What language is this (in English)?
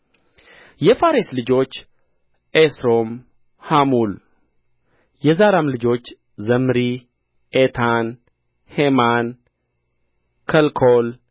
Amharic